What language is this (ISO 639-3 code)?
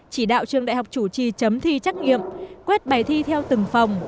vie